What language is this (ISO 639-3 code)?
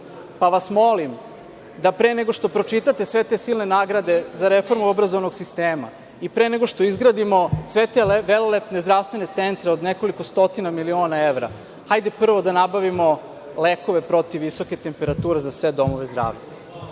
srp